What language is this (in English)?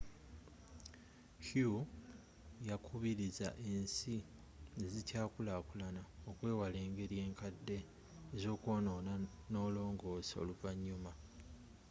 Ganda